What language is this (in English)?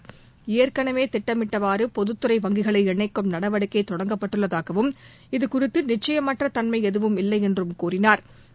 Tamil